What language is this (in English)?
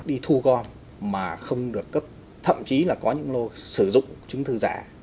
Vietnamese